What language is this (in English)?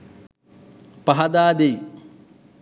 Sinhala